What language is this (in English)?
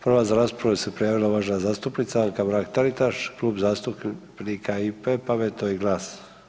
Croatian